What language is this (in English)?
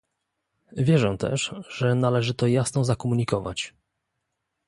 Polish